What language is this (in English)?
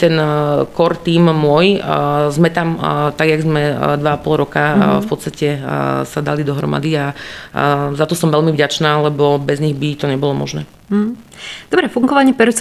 Slovak